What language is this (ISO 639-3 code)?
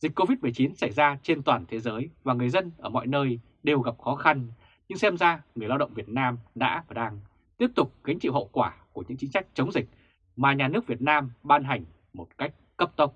vie